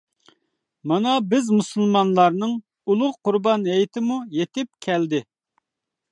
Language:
Uyghur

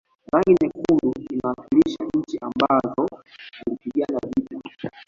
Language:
Swahili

